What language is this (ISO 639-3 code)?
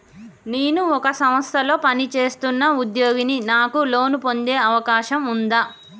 tel